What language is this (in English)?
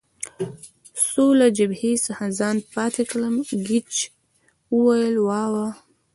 Pashto